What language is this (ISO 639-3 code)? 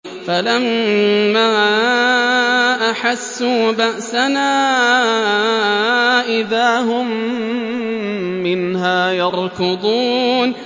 ara